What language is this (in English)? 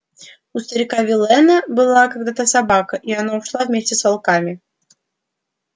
Russian